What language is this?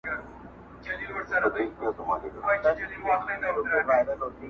Pashto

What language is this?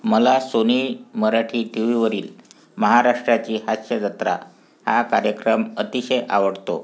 Marathi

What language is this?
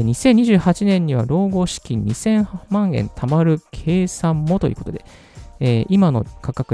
Japanese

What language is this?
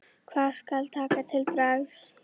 Icelandic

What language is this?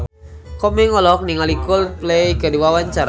Sundanese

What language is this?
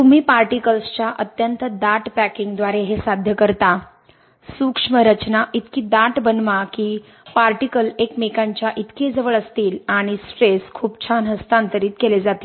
Marathi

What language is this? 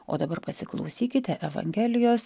Lithuanian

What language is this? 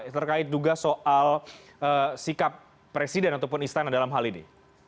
Indonesian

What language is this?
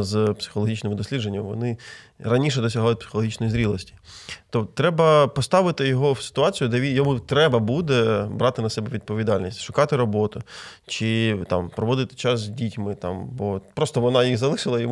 Ukrainian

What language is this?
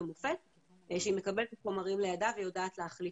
Hebrew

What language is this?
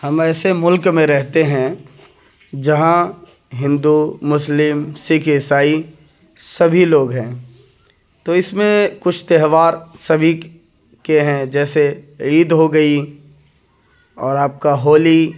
Urdu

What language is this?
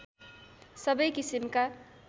Nepali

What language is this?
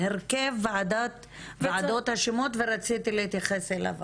Hebrew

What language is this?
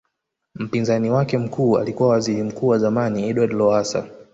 Swahili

